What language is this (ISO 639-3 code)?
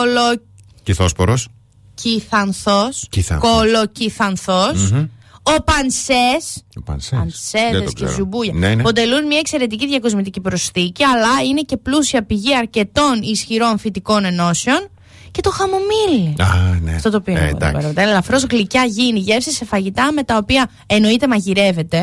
ell